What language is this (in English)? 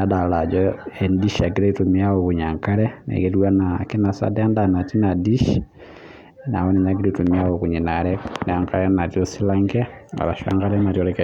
Masai